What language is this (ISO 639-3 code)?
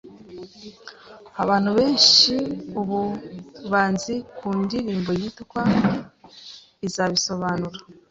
kin